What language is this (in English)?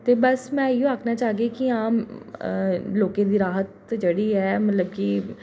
Dogri